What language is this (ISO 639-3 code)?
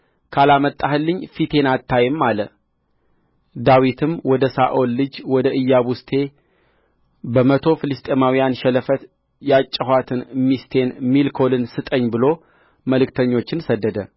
amh